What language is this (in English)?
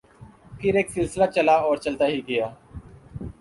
Urdu